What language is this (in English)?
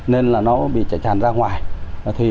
Vietnamese